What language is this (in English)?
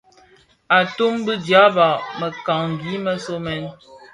Bafia